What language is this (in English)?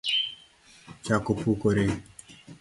Luo (Kenya and Tanzania)